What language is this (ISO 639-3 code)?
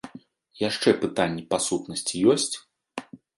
bel